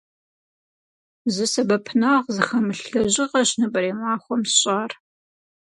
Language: Kabardian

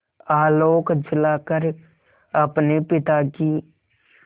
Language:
Hindi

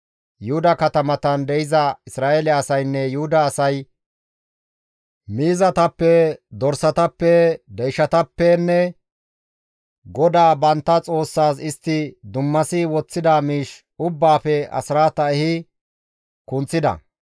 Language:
Gamo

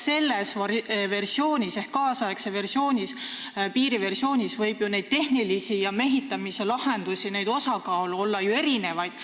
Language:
Estonian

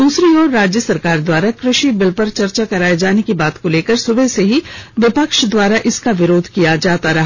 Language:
Hindi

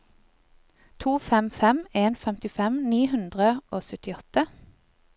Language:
Norwegian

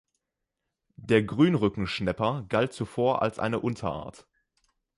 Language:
German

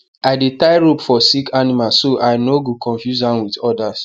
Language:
Nigerian Pidgin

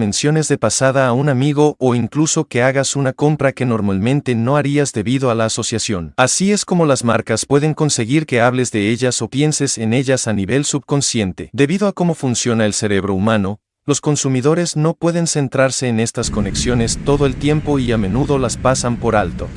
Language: Spanish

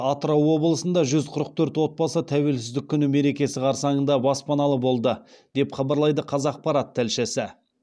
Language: Kazakh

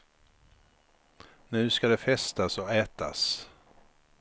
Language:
Swedish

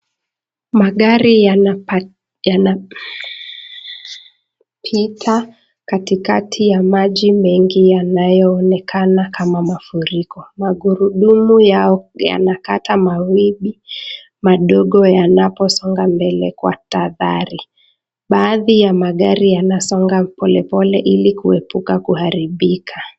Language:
Swahili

